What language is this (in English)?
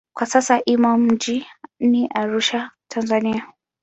Swahili